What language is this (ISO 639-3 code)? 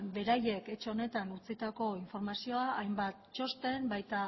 eus